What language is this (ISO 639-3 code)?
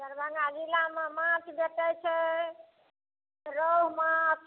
mai